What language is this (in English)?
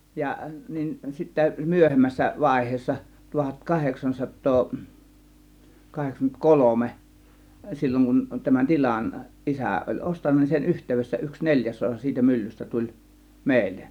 Finnish